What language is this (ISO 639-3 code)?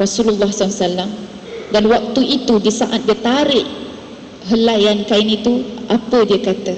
msa